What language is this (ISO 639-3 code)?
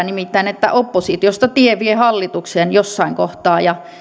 fin